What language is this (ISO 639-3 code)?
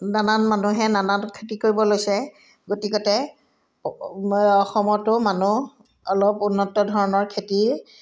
asm